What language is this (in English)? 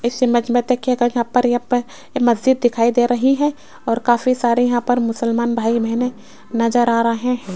Hindi